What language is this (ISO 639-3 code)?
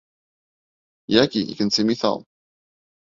bak